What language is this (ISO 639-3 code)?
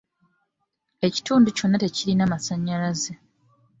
lug